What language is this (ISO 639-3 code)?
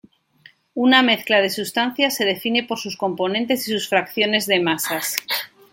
spa